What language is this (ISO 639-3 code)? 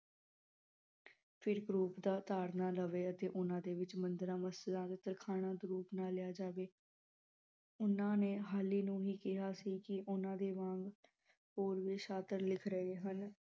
pan